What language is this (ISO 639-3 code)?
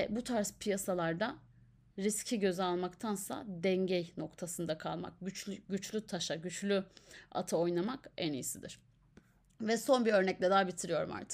tur